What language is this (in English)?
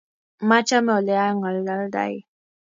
Kalenjin